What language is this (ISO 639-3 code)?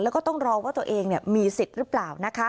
tha